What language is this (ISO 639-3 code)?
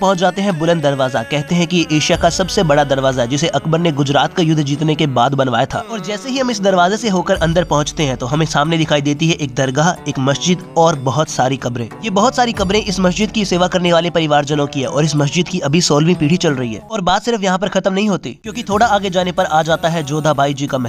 hin